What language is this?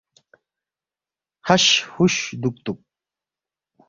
Balti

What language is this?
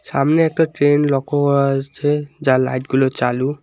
Bangla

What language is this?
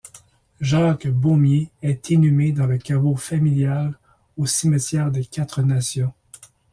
French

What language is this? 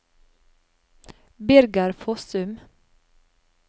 Norwegian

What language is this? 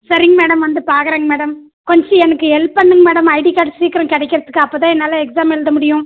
Tamil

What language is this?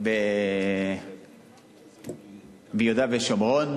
Hebrew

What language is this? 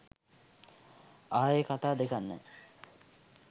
Sinhala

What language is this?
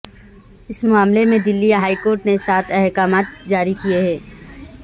Urdu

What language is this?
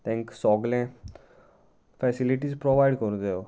Konkani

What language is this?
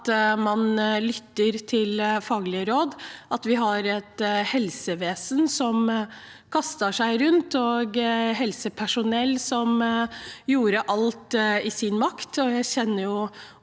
Norwegian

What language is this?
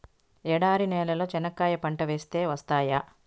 Telugu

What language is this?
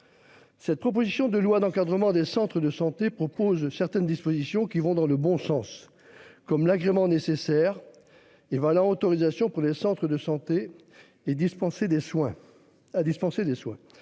French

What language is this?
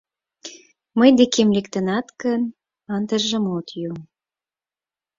Mari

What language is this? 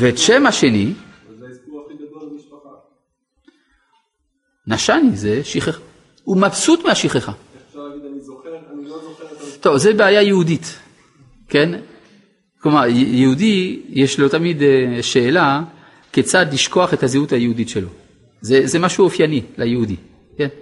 Hebrew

